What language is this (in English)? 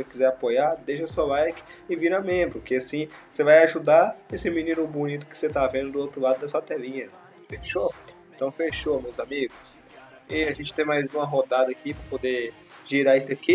Portuguese